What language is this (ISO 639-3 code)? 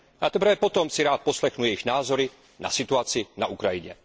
ces